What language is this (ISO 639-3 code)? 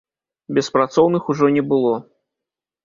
bel